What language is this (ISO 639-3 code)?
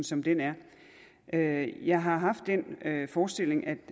dan